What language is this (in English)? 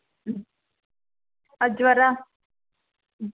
Kannada